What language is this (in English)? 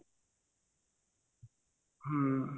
Odia